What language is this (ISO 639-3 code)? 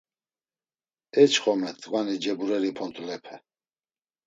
lzz